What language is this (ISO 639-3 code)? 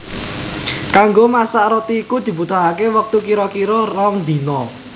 jav